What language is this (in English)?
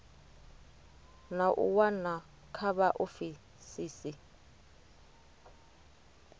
Venda